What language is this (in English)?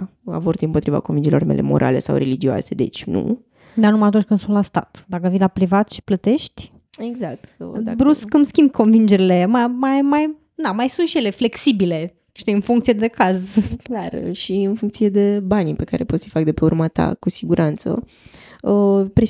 Romanian